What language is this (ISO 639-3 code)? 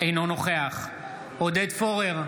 heb